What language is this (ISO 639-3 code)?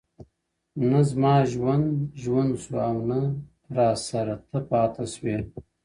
pus